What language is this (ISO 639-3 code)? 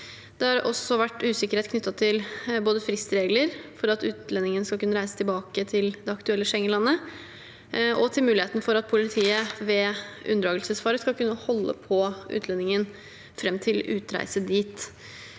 nor